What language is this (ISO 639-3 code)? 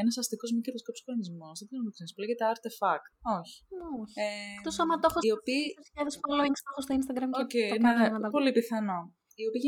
ell